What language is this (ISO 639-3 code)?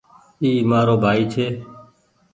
gig